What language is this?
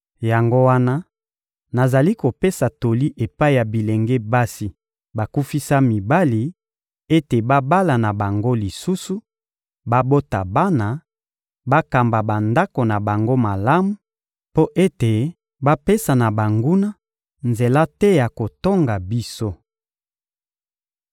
Lingala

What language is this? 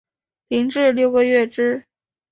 Chinese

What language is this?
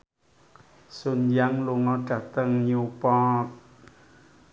Javanese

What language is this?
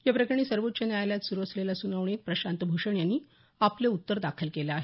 Marathi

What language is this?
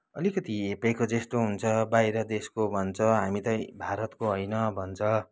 Nepali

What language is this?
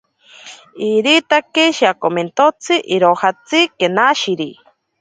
Ashéninka Perené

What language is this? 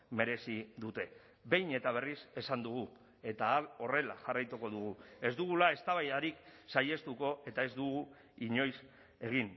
Basque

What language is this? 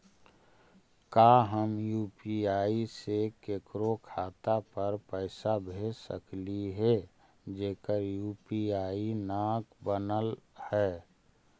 Magahi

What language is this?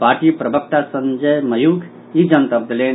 Maithili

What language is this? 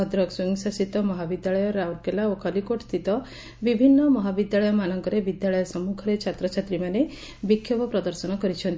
Odia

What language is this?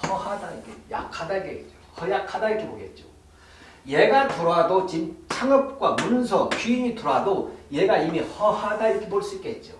Korean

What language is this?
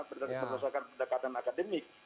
Indonesian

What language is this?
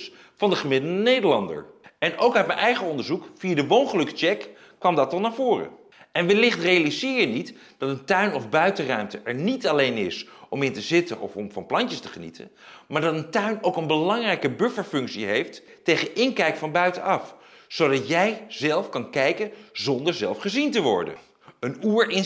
Dutch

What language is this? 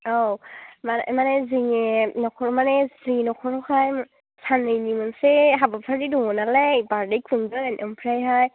Bodo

